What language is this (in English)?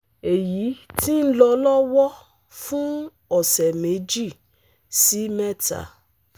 Yoruba